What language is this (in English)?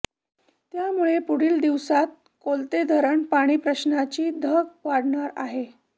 Marathi